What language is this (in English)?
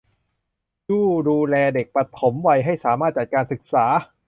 Thai